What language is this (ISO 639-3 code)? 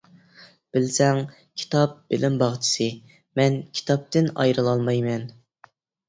uig